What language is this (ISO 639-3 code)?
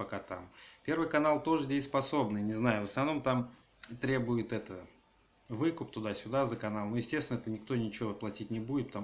rus